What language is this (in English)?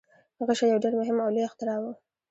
Pashto